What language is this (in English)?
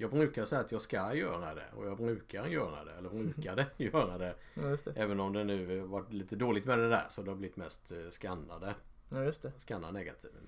Swedish